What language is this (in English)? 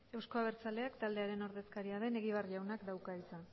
Basque